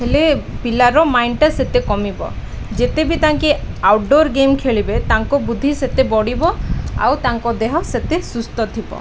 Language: Odia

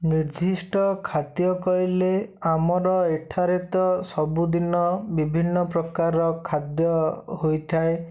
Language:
Odia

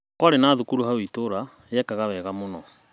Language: Kikuyu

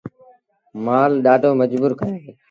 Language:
Sindhi Bhil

